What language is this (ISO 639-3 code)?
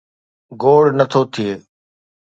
snd